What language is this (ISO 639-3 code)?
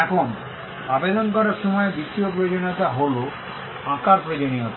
ben